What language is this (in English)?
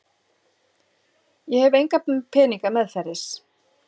Icelandic